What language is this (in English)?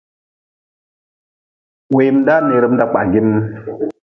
Nawdm